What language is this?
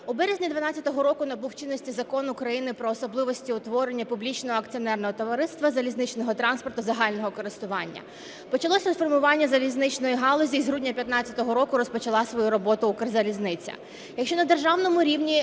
Ukrainian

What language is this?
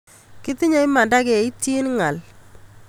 Kalenjin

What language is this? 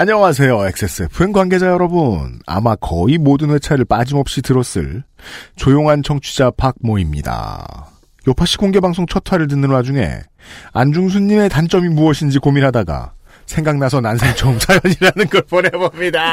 Korean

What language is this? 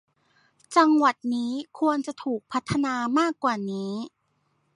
Thai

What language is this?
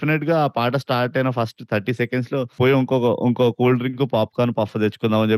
Telugu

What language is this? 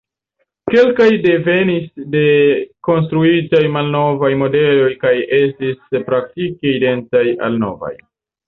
Esperanto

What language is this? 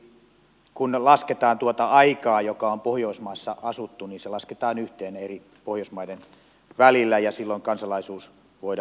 Finnish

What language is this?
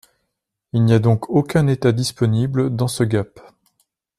French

